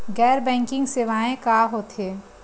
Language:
Chhattisgarhi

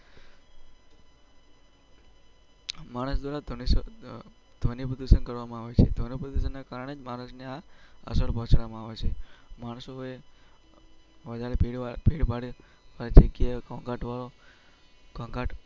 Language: Gujarati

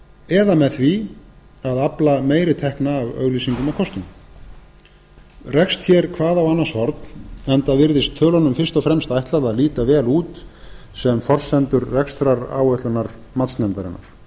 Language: Icelandic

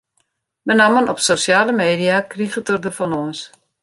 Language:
Western Frisian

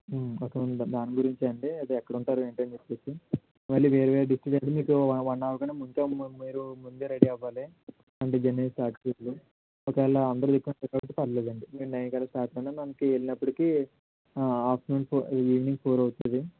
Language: Telugu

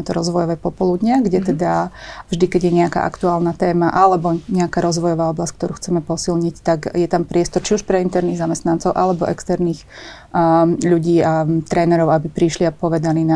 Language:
Slovak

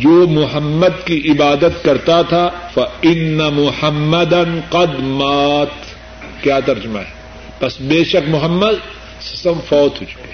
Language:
Urdu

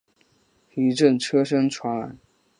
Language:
Chinese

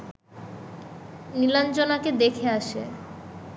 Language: Bangla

